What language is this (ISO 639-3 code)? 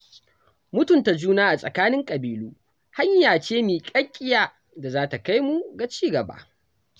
hau